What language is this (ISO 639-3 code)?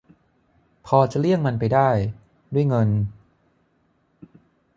tha